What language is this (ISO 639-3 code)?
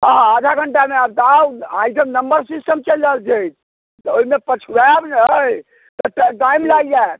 mai